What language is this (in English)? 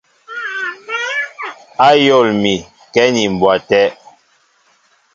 Mbo (Cameroon)